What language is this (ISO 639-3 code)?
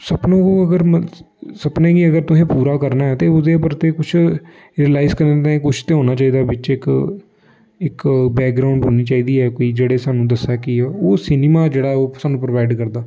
doi